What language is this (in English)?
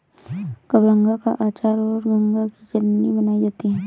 Hindi